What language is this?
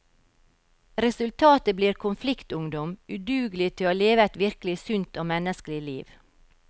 Norwegian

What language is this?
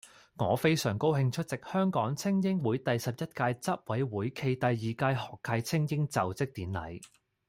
Cantonese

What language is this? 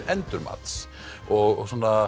Icelandic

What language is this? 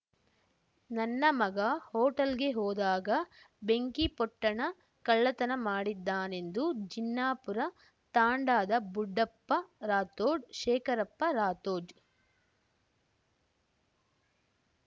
Kannada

